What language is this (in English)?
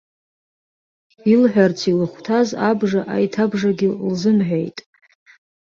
Abkhazian